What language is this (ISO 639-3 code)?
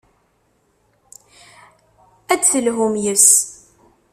kab